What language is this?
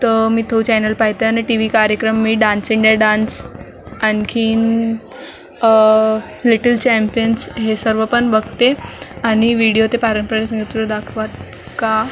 Marathi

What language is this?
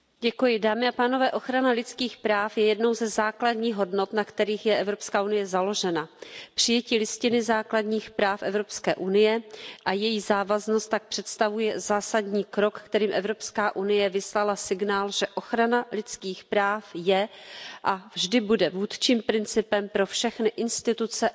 Czech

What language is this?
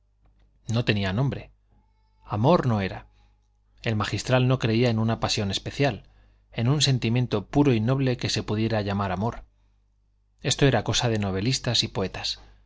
Spanish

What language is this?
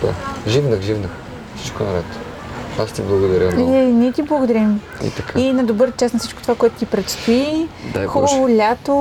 Bulgarian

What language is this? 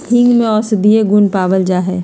Magahi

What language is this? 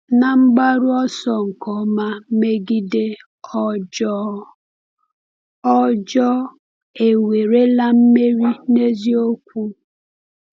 Igbo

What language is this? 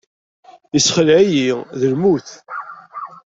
Kabyle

